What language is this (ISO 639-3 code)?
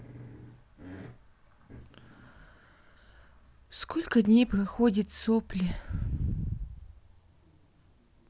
rus